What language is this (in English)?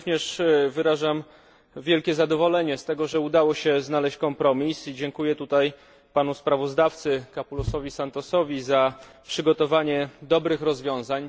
Polish